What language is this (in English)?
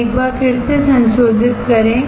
Hindi